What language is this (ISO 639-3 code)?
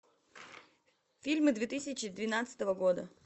rus